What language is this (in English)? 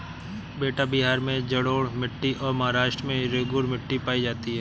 Hindi